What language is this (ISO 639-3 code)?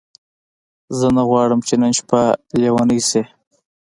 pus